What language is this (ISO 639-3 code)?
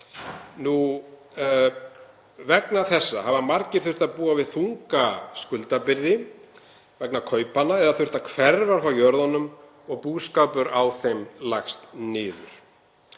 isl